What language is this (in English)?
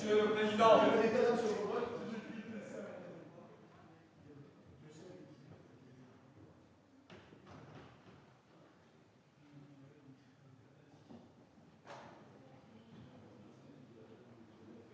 French